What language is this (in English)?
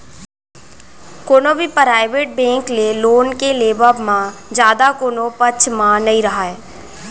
Chhattisgarhi